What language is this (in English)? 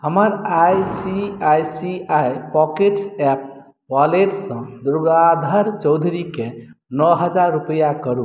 Maithili